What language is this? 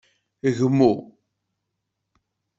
Kabyle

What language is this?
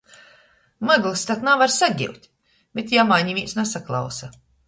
Latgalian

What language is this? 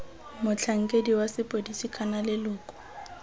Tswana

